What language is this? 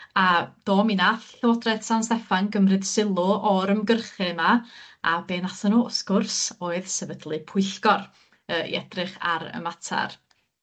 Welsh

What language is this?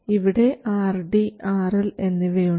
Malayalam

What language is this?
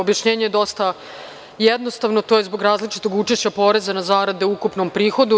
Serbian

